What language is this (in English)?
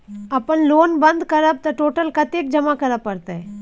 Maithili